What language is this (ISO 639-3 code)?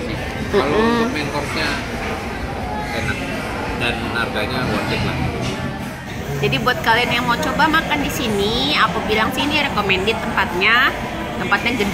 ind